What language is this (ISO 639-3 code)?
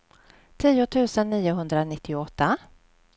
swe